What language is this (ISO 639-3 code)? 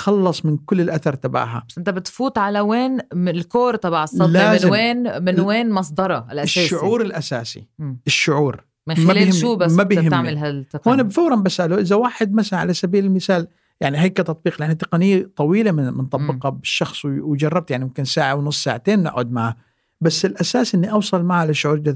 ara